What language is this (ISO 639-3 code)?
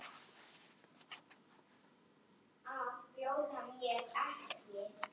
isl